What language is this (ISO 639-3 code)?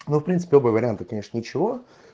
rus